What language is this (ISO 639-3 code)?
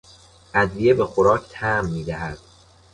fas